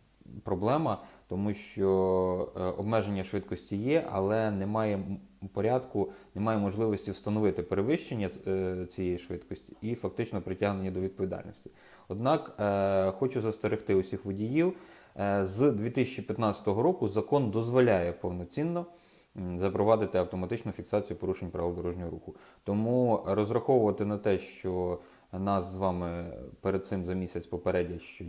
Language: Ukrainian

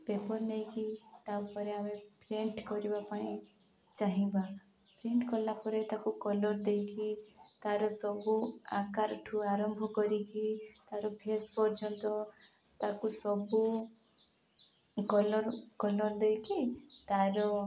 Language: Odia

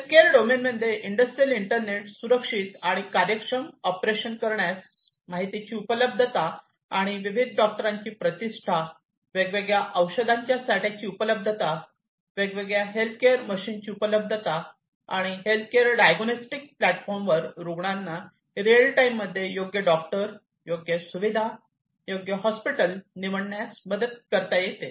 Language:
Marathi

